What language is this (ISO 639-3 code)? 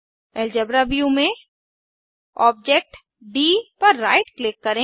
hin